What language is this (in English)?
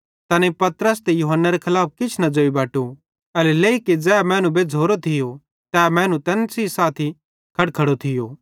Bhadrawahi